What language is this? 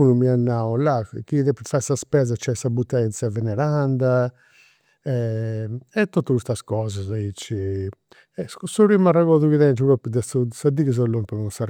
Campidanese Sardinian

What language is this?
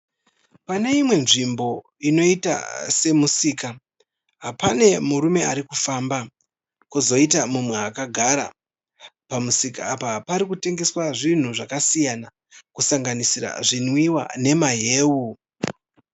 Shona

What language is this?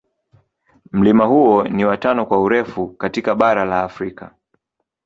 Swahili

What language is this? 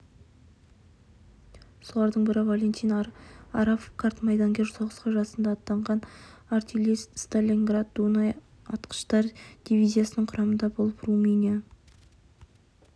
Kazakh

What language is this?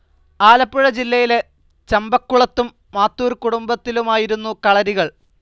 Malayalam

